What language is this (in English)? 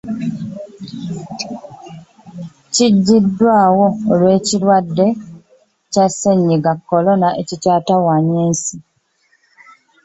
Ganda